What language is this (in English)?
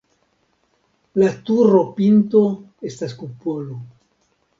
Esperanto